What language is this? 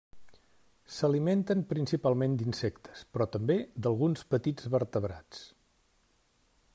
Catalan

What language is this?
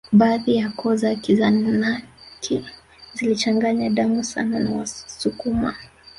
Swahili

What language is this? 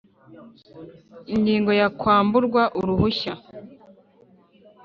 Kinyarwanda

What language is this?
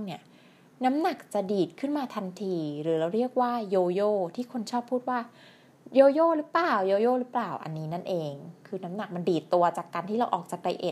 Thai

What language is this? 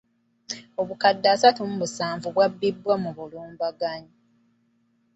Ganda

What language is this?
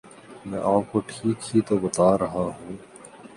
Urdu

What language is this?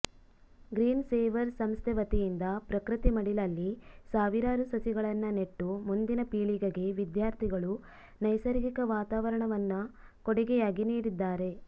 Kannada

